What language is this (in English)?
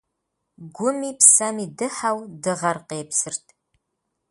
Kabardian